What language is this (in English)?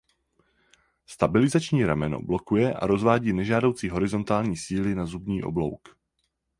Czech